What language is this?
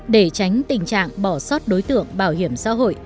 Vietnamese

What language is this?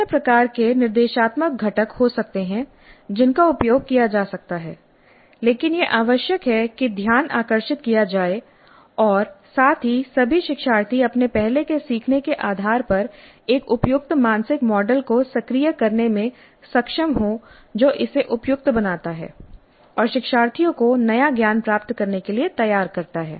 Hindi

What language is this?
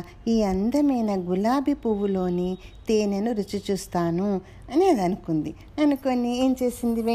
Telugu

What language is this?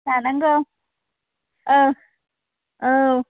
Bodo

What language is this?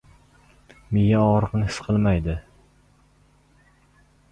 Uzbek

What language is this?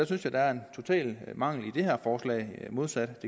Danish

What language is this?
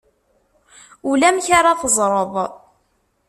Kabyle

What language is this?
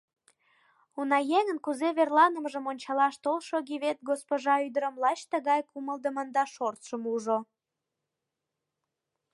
Mari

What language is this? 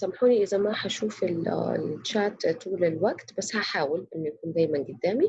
Arabic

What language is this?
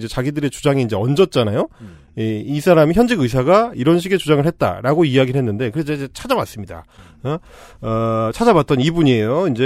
Korean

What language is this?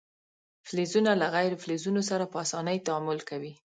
Pashto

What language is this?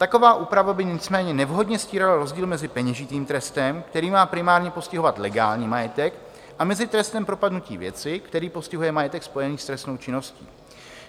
Czech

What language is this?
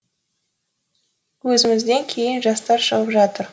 Kazakh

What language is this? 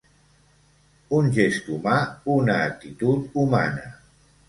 Catalan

